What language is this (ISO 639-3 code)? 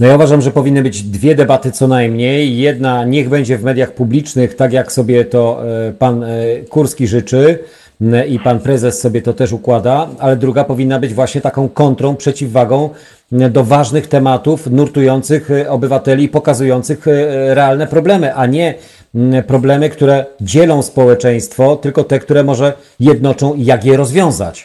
pol